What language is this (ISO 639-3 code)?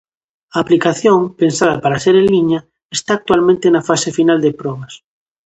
glg